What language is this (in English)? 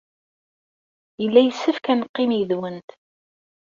Kabyle